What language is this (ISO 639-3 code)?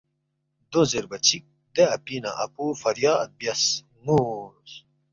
bft